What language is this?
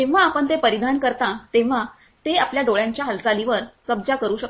Marathi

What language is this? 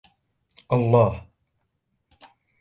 Arabic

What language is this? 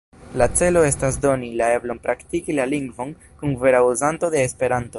Esperanto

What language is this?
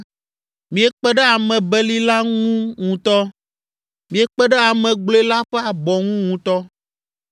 Ewe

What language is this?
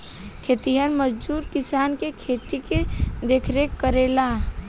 Bhojpuri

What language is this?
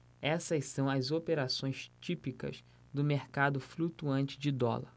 Portuguese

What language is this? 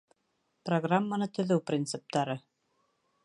Bashkir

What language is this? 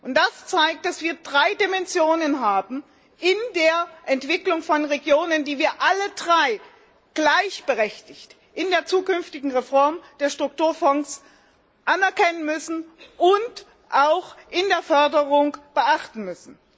German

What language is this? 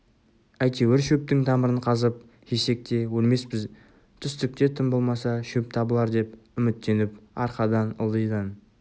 Kazakh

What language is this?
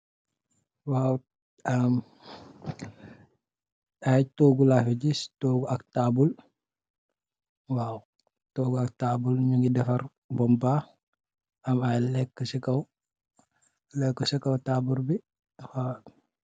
Wolof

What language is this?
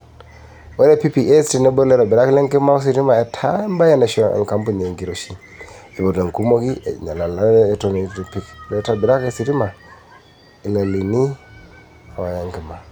Masai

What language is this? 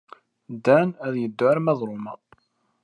Kabyle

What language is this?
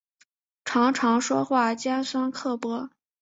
Chinese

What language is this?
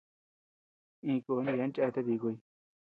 Tepeuxila Cuicatec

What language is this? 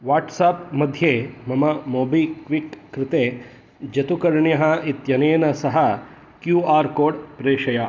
Sanskrit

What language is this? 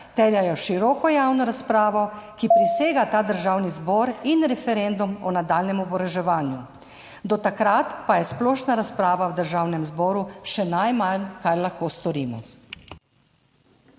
Slovenian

